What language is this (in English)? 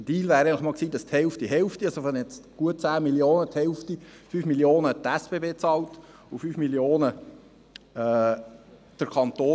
Swiss German